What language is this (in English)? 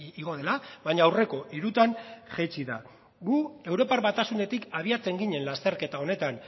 Basque